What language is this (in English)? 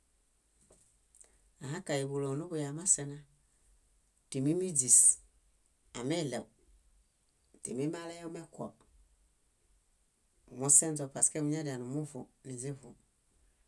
Bayot